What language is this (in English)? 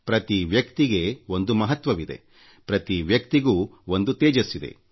Kannada